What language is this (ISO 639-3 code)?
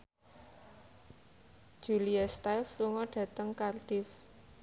jav